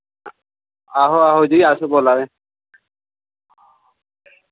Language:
Dogri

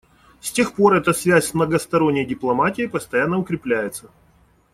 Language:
Russian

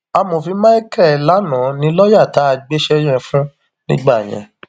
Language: Yoruba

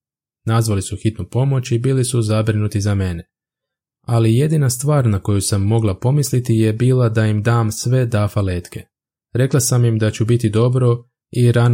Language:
Croatian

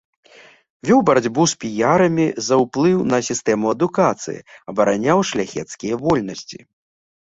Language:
Belarusian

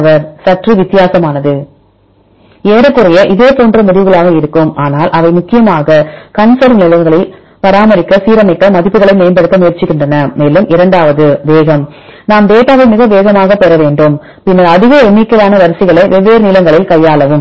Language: Tamil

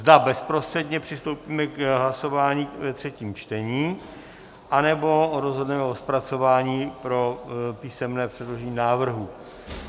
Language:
Czech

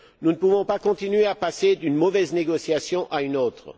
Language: French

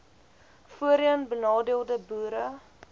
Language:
Afrikaans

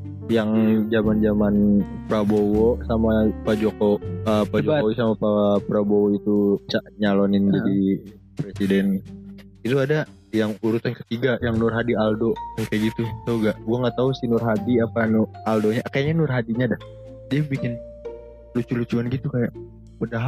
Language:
Indonesian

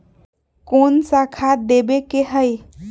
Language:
Magahi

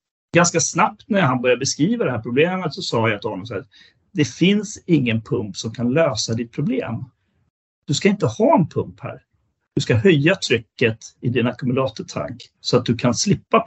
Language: Swedish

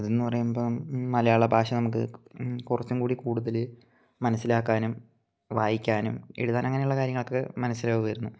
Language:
Malayalam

